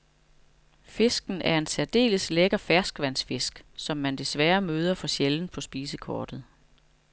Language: Danish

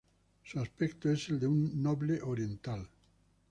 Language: Spanish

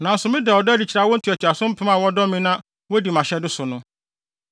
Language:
Akan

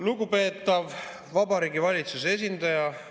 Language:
Estonian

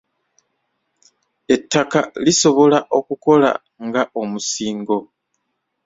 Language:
Ganda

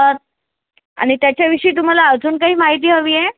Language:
Marathi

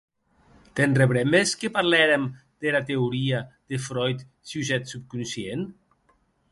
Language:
Occitan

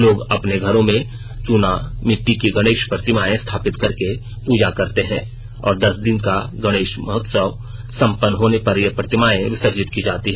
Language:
Hindi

